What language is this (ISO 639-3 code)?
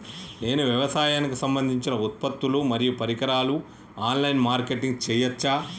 tel